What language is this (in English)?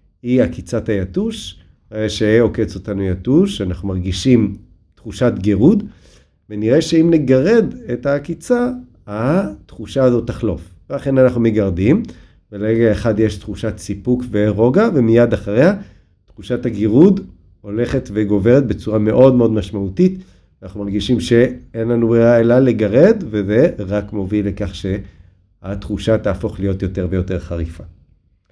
Hebrew